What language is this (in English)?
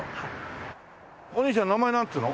Japanese